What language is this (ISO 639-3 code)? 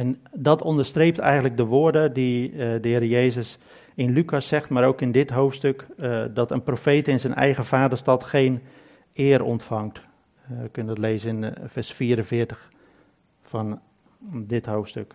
nld